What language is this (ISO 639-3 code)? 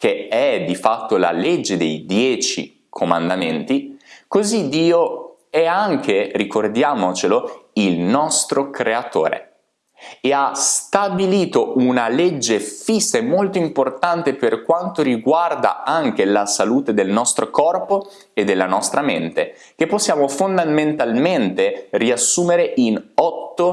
ita